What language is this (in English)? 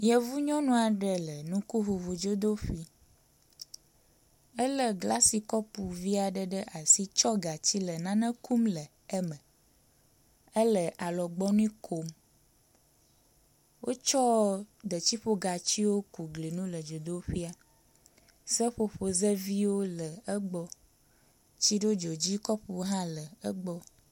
Ewe